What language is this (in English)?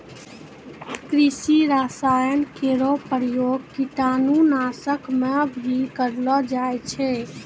Maithili